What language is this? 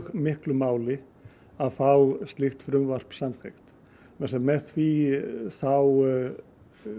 Icelandic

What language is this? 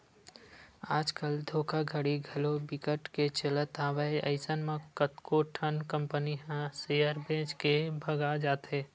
Chhattisgarhi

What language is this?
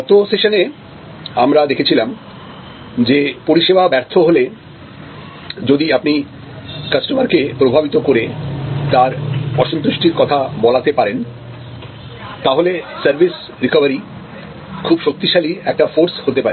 Bangla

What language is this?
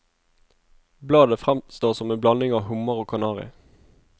Norwegian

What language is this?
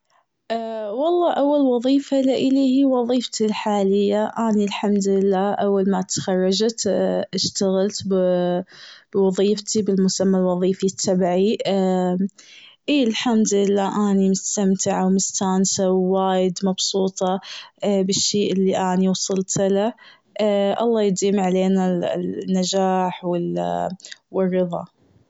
Gulf Arabic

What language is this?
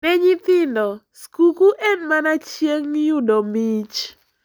Luo (Kenya and Tanzania)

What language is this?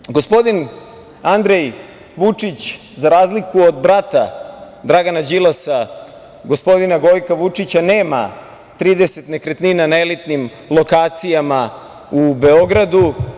Serbian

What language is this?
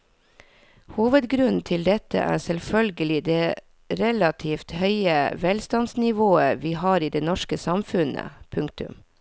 Norwegian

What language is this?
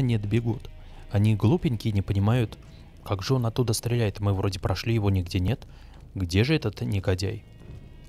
Russian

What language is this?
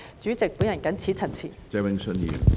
Cantonese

